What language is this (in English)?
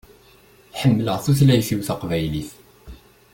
Kabyle